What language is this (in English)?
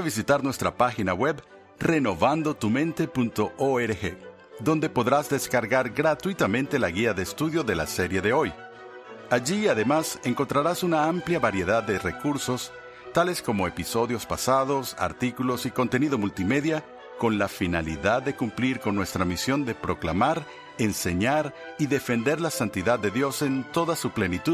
Spanish